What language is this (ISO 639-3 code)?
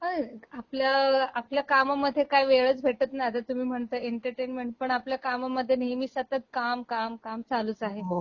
mar